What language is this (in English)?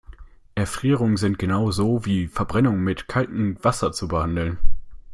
German